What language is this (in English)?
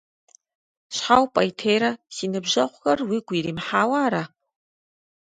Kabardian